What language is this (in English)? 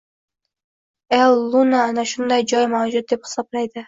Uzbek